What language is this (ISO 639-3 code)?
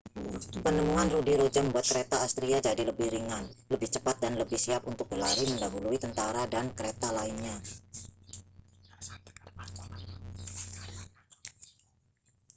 ind